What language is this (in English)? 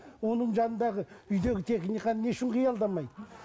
Kazakh